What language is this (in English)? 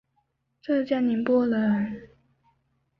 Chinese